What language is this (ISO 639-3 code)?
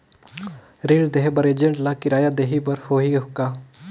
hne